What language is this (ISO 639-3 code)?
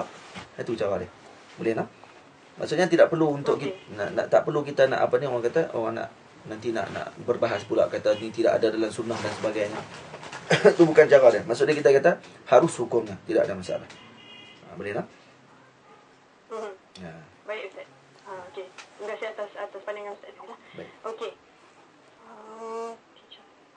msa